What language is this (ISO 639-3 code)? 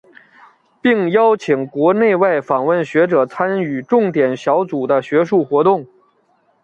zho